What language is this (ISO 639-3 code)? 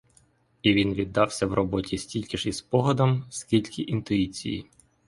ukr